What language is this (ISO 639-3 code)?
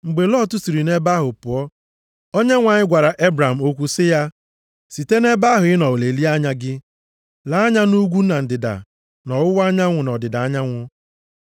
ibo